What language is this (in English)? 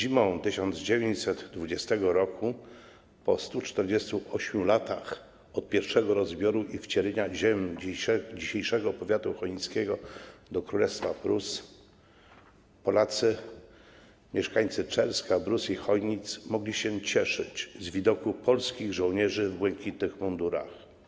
Polish